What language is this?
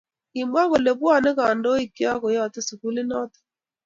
Kalenjin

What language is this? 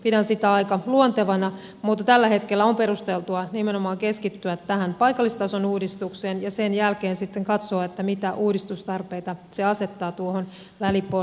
Finnish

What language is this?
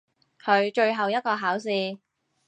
Cantonese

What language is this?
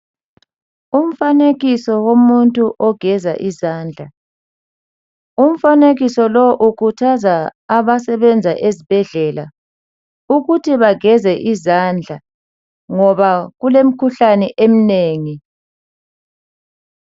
North Ndebele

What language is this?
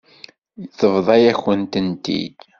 Kabyle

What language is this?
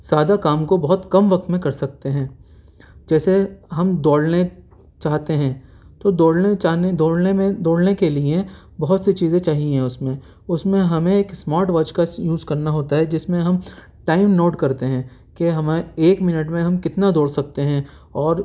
Urdu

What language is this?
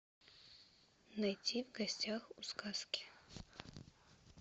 Russian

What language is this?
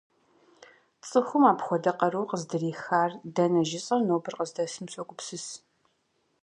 Kabardian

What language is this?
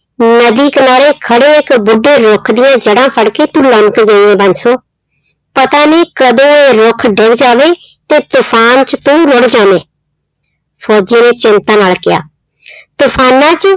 Punjabi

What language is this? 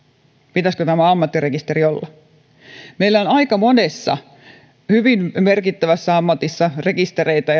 Finnish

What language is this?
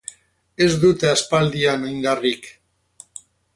Basque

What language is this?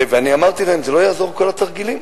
Hebrew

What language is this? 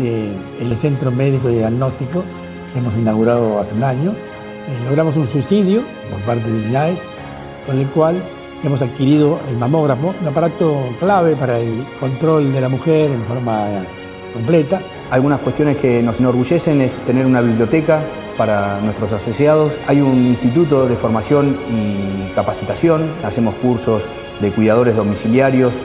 Spanish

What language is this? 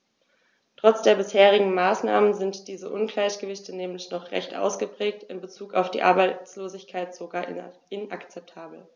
German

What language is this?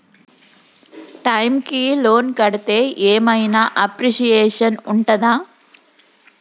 Telugu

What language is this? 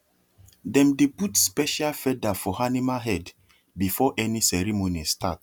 Nigerian Pidgin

